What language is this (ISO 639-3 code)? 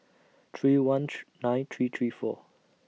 eng